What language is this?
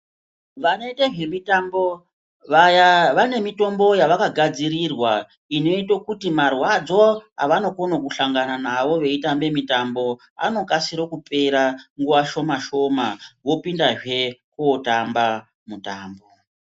Ndau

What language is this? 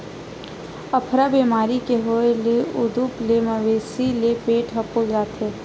Chhattisgarhi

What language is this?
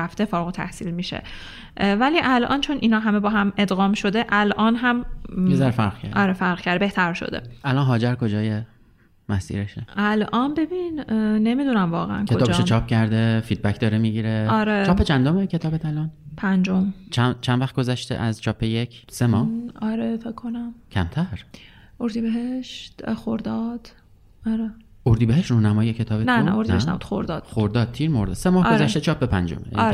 Persian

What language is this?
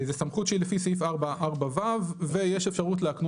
Hebrew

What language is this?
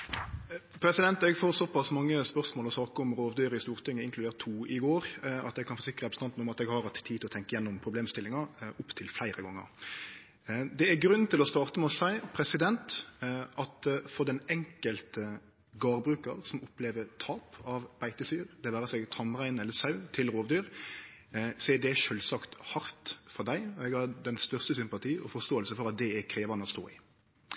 Norwegian Nynorsk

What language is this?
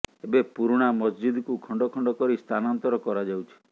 Odia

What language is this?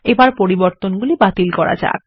Bangla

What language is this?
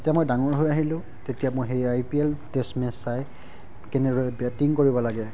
Assamese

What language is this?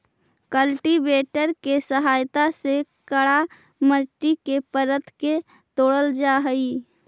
Magahi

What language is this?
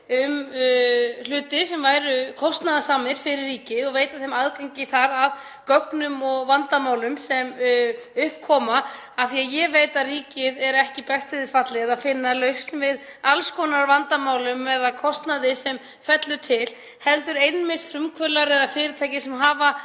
Icelandic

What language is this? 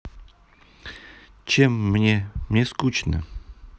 Russian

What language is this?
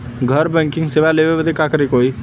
Bhojpuri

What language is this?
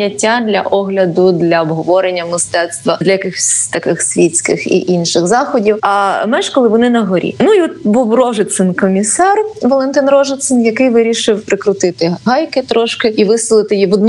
Ukrainian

